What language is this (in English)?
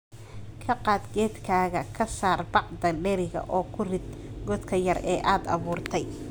Somali